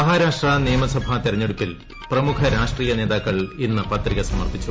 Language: Malayalam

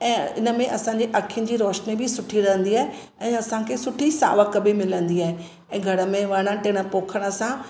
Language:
Sindhi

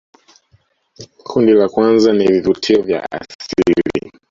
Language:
Swahili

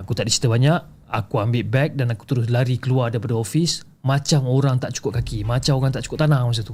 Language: Malay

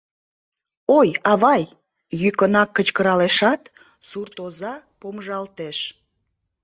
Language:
Mari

